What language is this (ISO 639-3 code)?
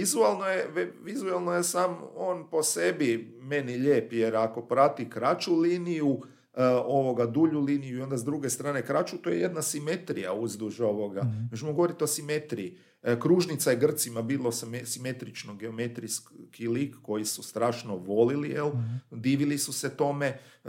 hrv